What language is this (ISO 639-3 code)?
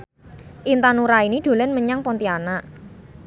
jav